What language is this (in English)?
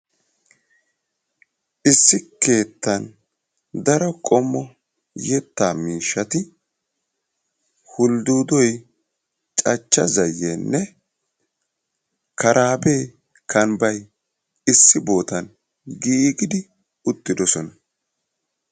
Wolaytta